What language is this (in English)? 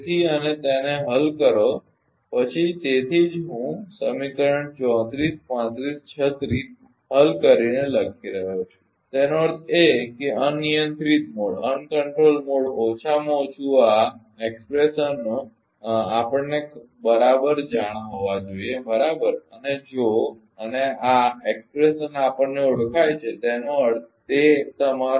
Gujarati